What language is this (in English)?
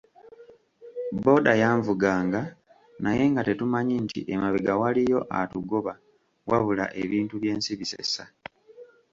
Ganda